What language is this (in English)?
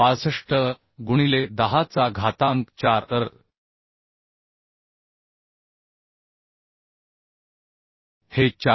Marathi